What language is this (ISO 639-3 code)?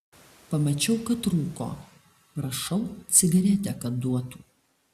lit